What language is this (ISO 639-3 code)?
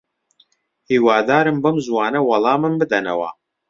ckb